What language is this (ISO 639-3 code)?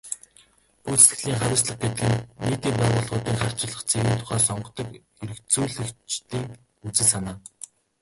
mon